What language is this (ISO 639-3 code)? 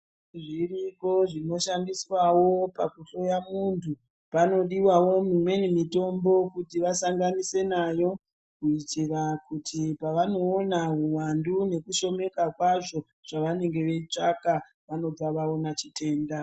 ndc